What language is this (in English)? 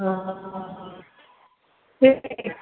Maithili